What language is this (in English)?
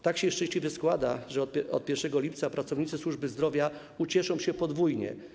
Polish